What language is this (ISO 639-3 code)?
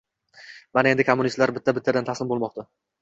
uzb